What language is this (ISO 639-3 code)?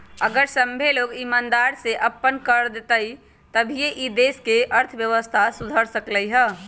mag